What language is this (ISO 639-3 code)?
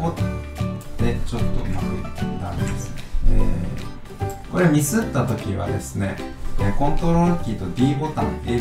jpn